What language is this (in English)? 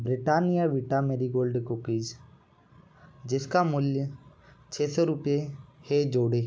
Hindi